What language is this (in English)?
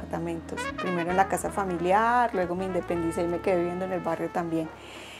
Spanish